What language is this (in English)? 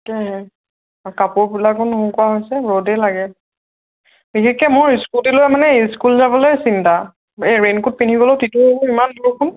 Assamese